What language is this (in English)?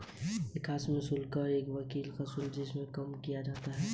Hindi